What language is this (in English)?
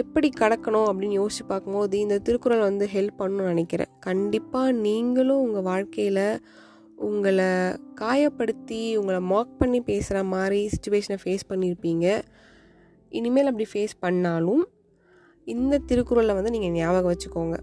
Tamil